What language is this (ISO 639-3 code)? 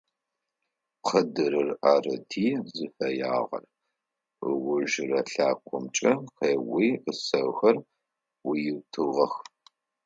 ady